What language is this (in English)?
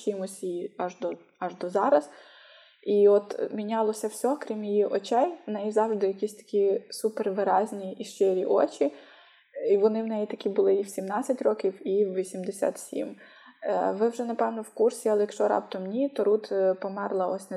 Ukrainian